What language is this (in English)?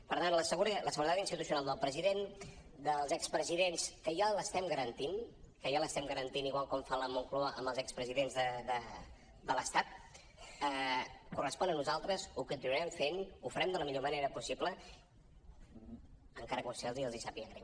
Catalan